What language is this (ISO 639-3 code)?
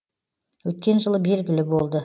kaz